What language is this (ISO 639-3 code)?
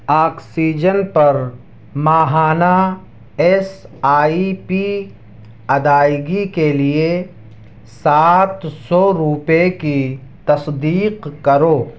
urd